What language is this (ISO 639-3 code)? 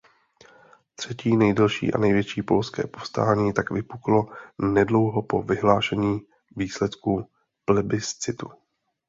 ces